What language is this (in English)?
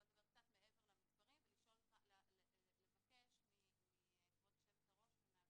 Hebrew